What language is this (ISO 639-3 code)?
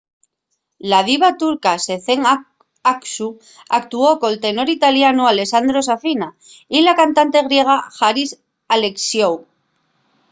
ast